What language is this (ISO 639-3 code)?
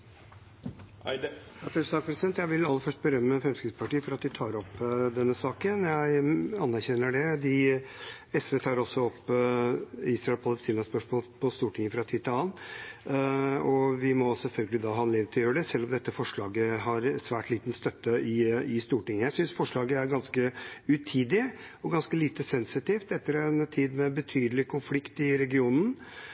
nob